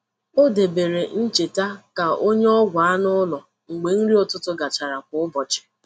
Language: Igbo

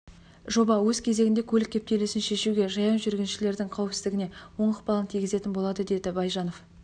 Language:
Kazakh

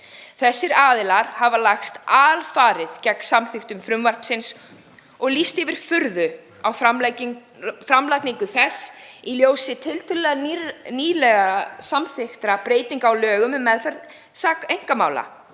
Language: Icelandic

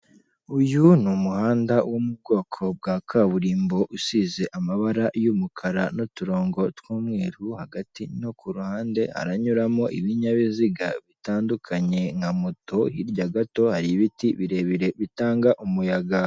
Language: Kinyarwanda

